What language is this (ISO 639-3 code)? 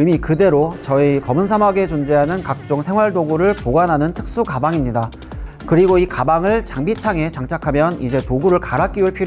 kor